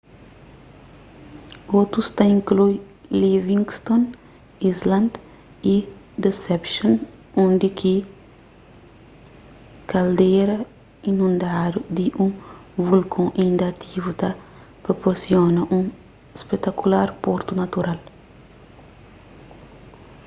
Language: Kabuverdianu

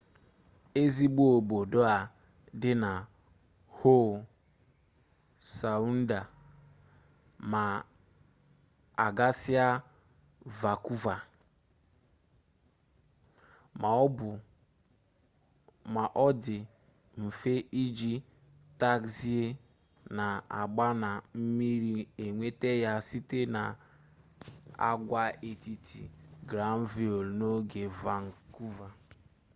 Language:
Igbo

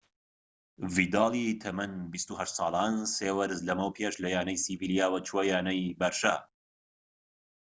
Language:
Central Kurdish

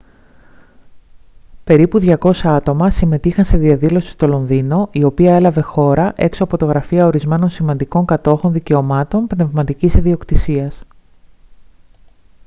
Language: Greek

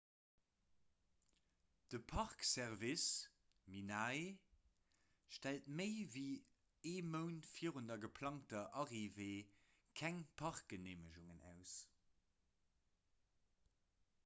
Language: Luxembourgish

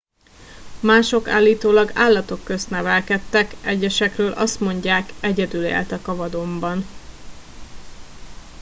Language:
Hungarian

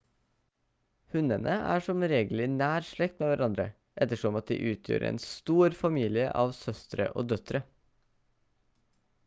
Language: Norwegian Bokmål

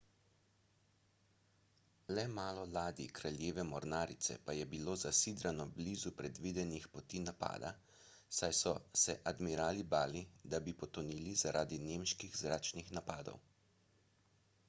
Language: Slovenian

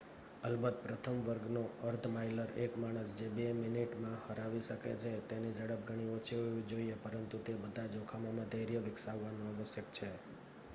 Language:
Gujarati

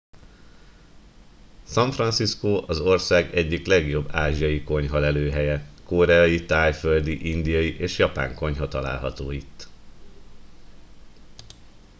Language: Hungarian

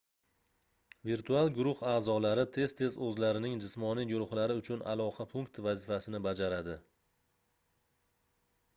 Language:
Uzbek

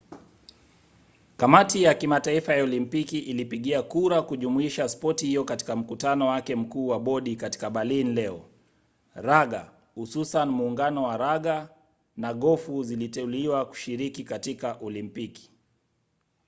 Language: Swahili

